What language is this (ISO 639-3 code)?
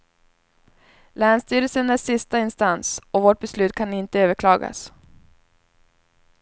swe